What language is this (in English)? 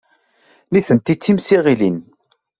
Kabyle